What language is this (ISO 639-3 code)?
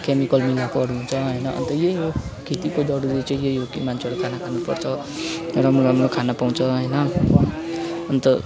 nep